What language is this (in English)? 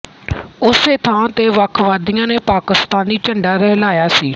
Punjabi